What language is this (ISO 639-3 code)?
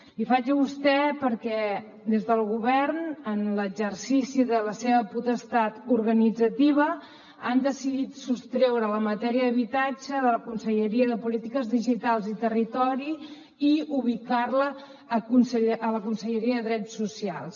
cat